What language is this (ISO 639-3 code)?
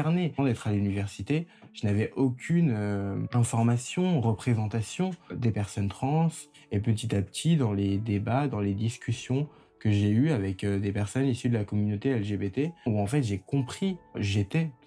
fra